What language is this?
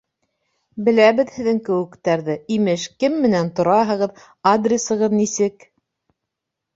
Bashkir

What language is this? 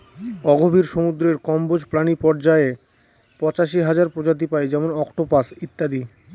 Bangla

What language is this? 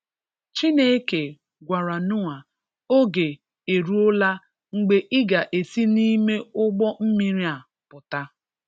Igbo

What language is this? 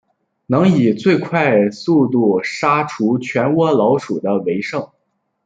Chinese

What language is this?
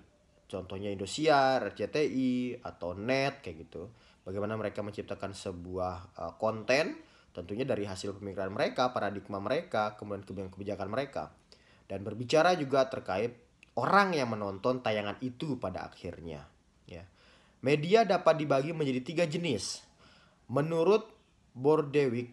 Indonesian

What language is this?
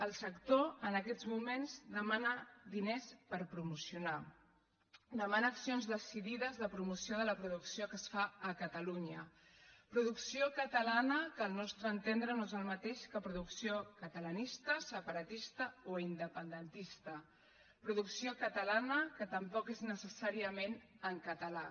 Catalan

